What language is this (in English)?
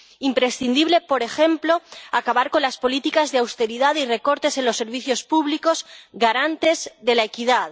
Spanish